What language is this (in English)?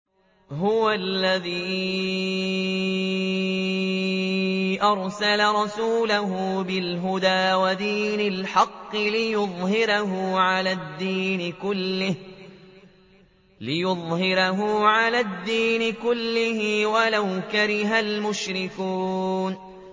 Arabic